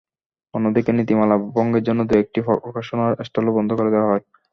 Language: Bangla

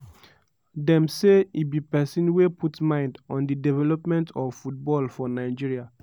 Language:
Nigerian Pidgin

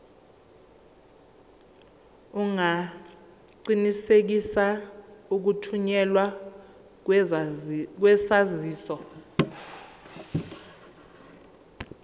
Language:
Zulu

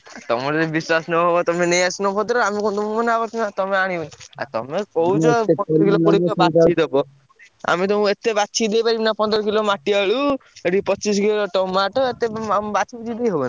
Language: Odia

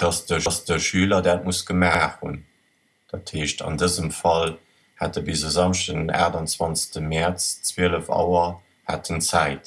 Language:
German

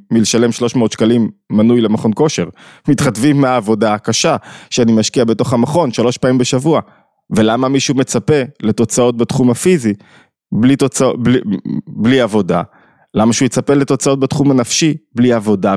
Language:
Hebrew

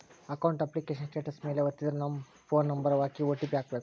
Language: Kannada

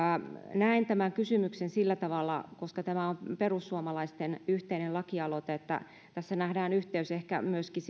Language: Finnish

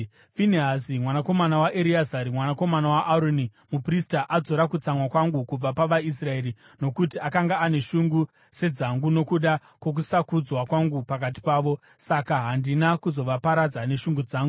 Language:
Shona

